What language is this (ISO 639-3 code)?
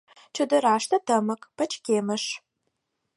chm